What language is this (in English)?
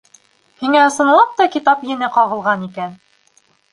Bashkir